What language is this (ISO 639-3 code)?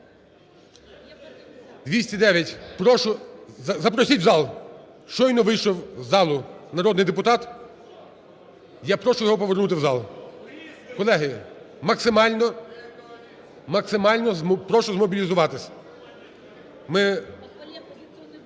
ukr